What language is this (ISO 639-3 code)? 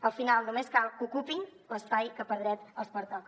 cat